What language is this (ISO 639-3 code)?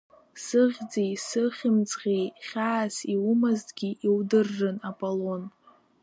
abk